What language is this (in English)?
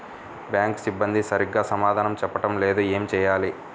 Telugu